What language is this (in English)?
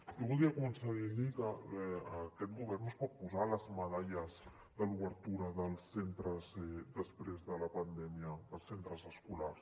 Catalan